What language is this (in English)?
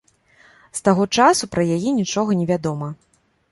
Belarusian